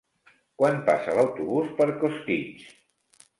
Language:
Catalan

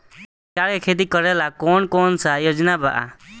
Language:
Bhojpuri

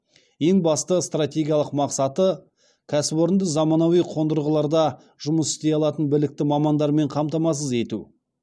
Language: Kazakh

